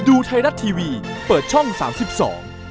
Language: Thai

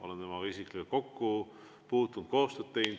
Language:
Estonian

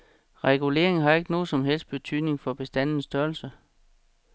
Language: Danish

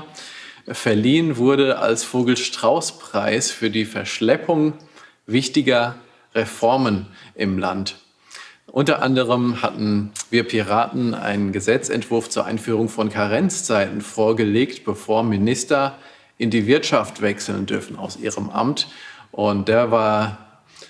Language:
German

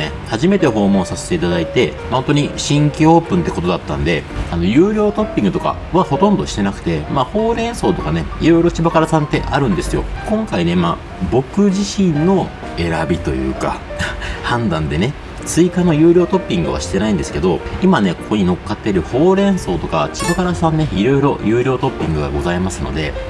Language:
Japanese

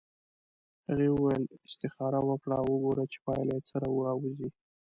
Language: Pashto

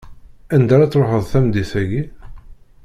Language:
Kabyle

